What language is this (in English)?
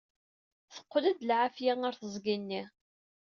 Kabyle